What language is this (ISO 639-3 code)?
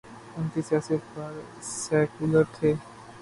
urd